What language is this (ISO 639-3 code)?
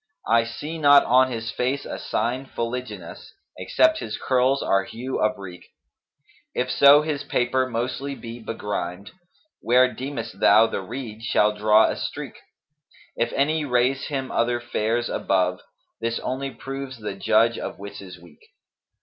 eng